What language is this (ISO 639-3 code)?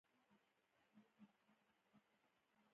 pus